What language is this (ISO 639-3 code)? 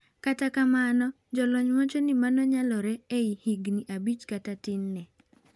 luo